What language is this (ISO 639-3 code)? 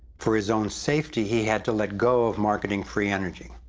eng